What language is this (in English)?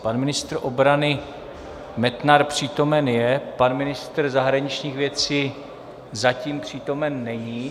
Czech